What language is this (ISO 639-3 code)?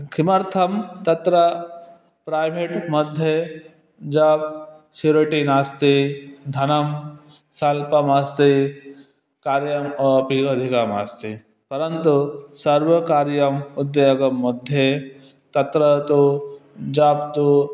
san